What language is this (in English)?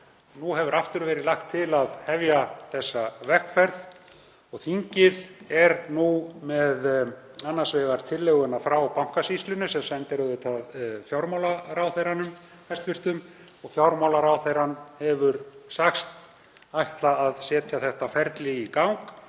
Icelandic